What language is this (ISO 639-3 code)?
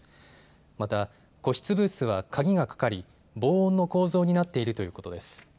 jpn